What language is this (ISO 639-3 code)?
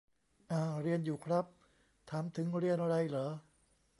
tha